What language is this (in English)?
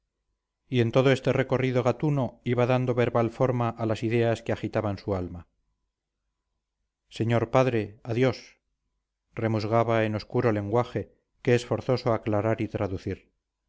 Spanish